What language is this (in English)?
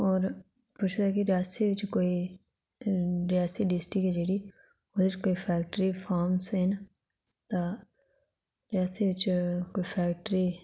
Dogri